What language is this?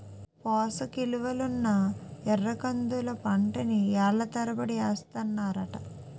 Telugu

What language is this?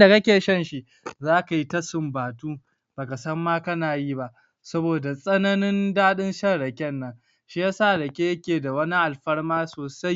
Hausa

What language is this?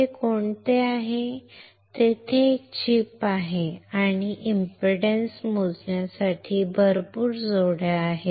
Marathi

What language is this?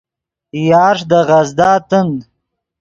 Yidgha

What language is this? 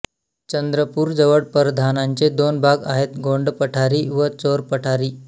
Marathi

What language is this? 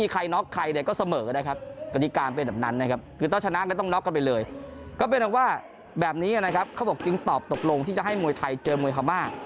Thai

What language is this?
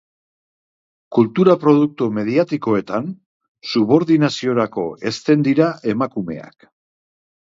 Basque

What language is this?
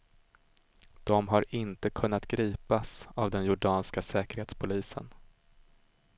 Swedish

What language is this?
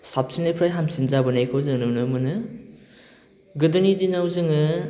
Bodo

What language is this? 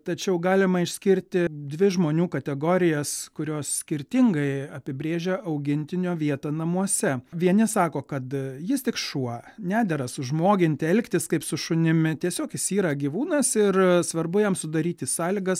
Lithuanian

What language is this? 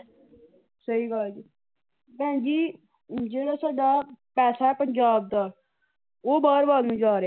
Punjabi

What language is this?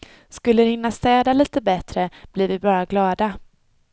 Swedish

